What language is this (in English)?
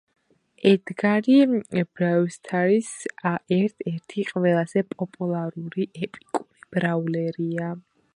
Georgian